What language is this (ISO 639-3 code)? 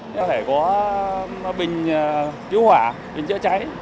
vie